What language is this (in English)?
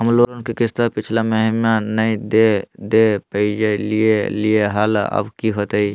Magahi